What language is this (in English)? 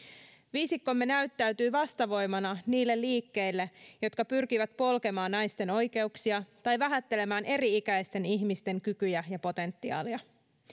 Finnish